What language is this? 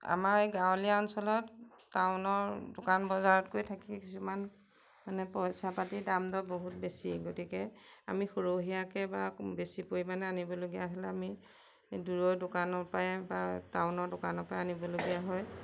Assamese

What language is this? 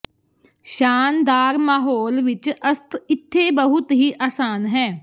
Punjabi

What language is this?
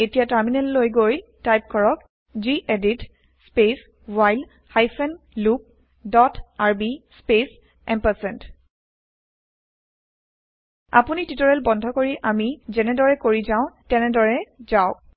Assamese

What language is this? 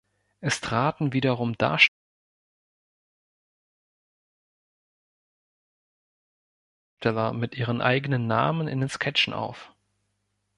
German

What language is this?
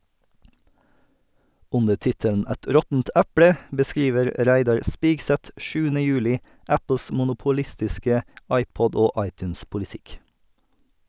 Norwegian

